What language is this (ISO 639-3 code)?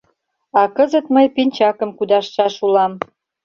chm